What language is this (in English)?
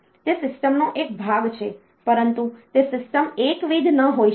Gujarati